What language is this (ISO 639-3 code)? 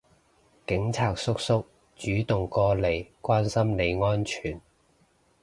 yue